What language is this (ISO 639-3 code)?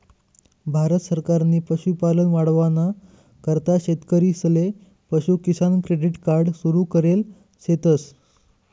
mar